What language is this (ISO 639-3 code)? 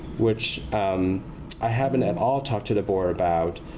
eng